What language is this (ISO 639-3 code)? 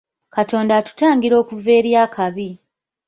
lug